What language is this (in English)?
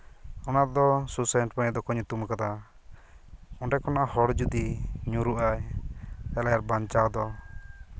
Santali